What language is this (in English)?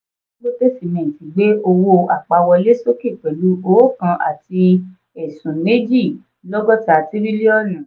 Yoruba